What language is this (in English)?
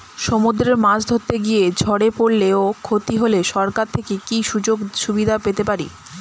Bangla